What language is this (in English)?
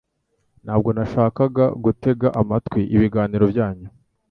Kinyarwanda